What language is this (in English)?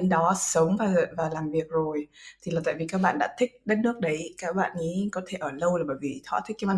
Vietnamese